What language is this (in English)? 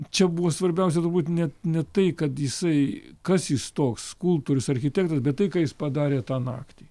Lithuanian